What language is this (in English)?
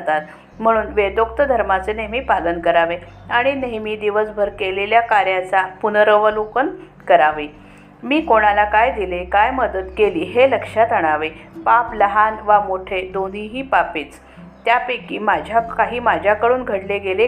Marathi